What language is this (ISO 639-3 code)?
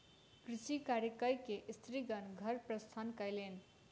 mai